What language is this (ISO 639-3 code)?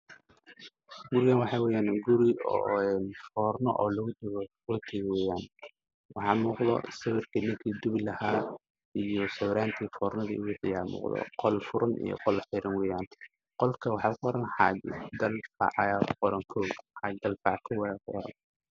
som